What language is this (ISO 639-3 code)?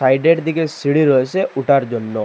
ben